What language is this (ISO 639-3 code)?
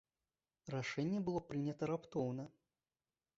bel